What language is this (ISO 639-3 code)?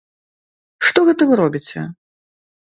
bel